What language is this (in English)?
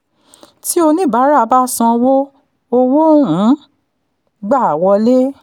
Yoruba